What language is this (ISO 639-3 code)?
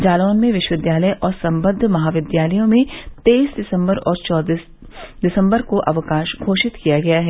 hin